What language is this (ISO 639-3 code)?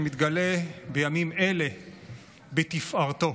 heb